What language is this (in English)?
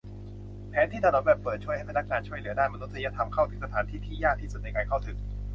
Thai